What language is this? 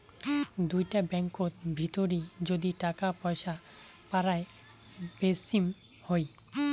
Bangla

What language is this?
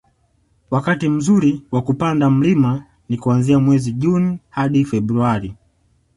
Swahili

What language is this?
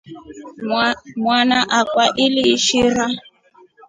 Rombo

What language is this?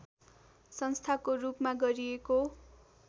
Nepali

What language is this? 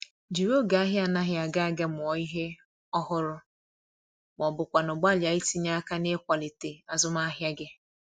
Igbo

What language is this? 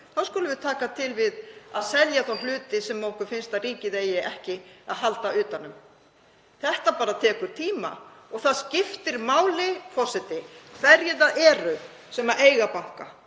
Icelandic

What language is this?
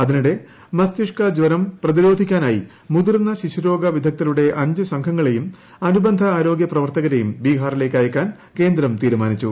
Malayalam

